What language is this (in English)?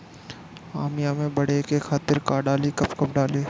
Bhojpuri